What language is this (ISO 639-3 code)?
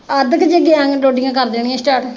pan